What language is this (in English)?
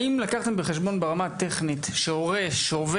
Hebrew